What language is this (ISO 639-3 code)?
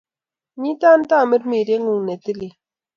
kln